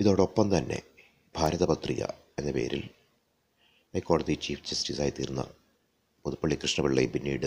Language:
Malayalam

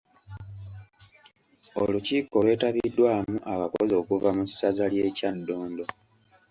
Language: Ganda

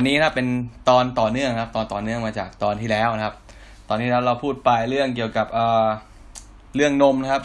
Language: Thai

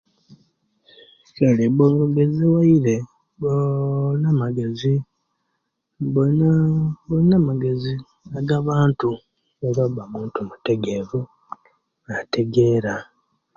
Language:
Kenyi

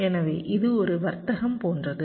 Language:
Tamil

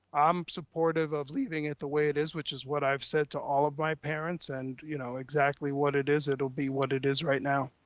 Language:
English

